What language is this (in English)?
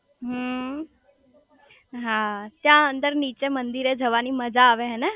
Gujarati